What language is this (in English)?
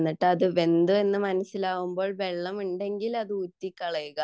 Malayalam